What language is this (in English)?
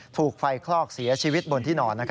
Thai